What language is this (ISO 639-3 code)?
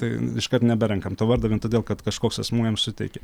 lit